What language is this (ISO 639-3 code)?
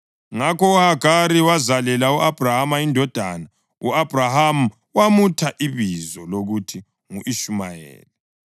nde